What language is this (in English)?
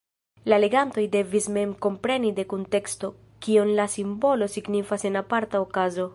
Esperanto